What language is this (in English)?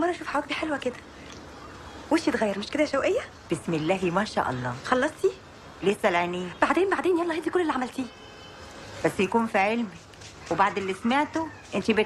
Arabic